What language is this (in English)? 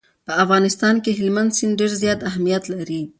Pashto